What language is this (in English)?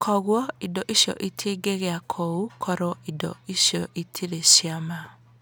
Kikuyu